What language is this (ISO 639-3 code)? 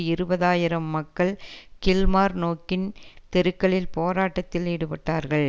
tam